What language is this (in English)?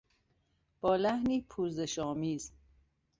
Persian